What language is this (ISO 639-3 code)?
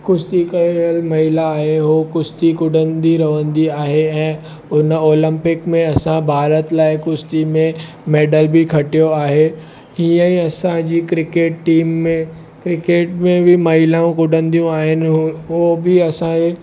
snd